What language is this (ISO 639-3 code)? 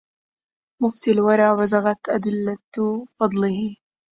ara